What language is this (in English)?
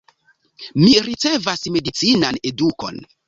Esperanto